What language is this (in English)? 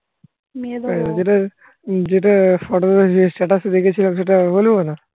Bangla